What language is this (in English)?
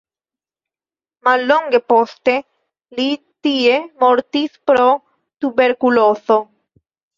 Esperanto